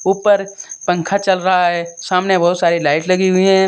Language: Hindi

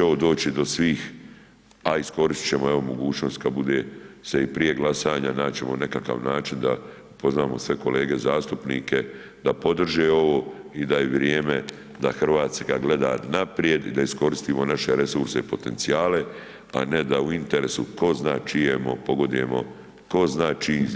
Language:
Croatian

